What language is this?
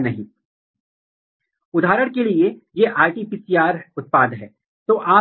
Hindi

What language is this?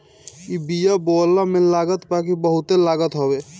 Bhojpuri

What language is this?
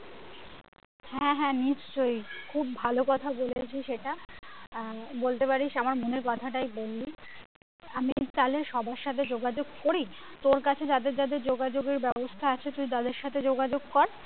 Bangla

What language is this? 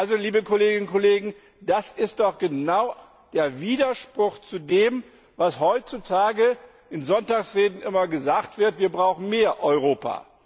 German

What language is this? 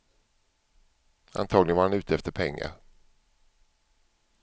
Swedish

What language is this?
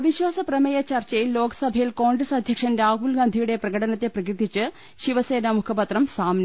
Malayalam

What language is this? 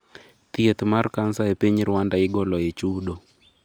Luo (Kenya and Tanzania)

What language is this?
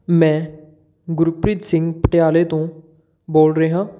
Punjabi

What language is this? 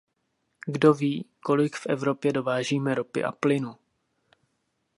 Czech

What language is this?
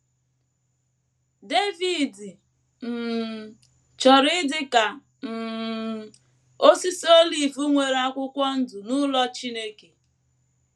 Igbo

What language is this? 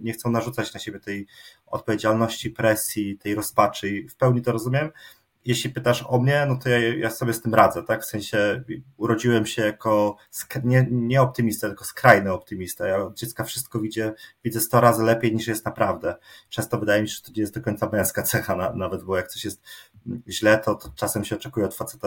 Polish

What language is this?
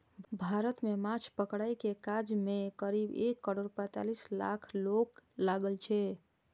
Maithili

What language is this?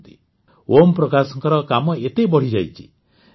Odia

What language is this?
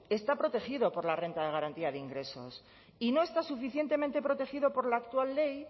Spanish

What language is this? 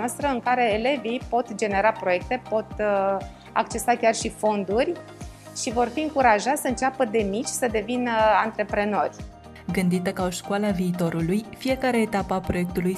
Romanian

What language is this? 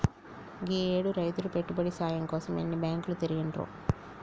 Telugu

